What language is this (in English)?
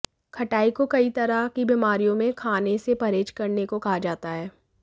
Hindi